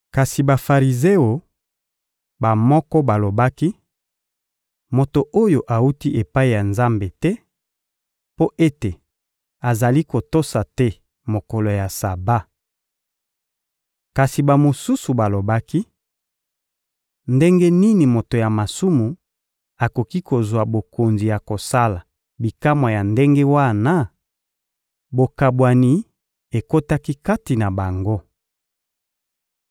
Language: Lingala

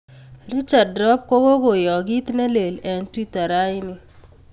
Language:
Kalenjin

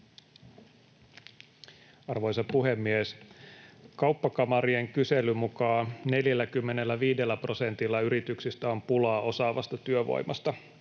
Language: Finnish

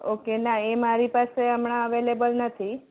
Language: Gujarati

